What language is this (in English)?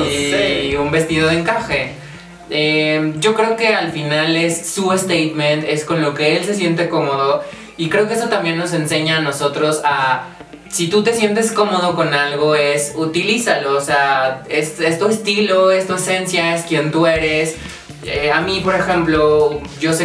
Spanish